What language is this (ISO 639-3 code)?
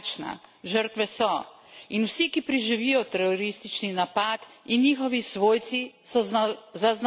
slv